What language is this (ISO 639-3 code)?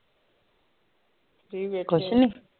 pan